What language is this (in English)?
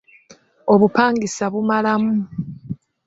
Ganda